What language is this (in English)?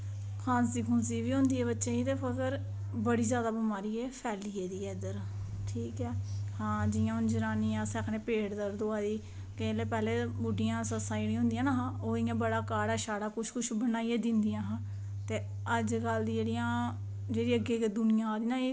Dogri